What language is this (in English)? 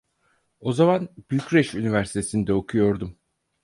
Turkish